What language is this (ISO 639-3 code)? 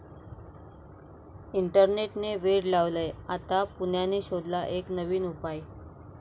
mar